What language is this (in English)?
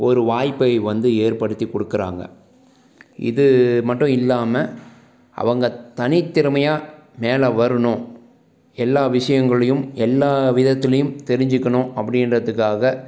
Tamil